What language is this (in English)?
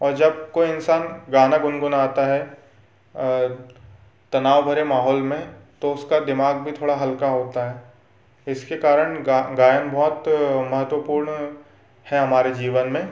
Hindi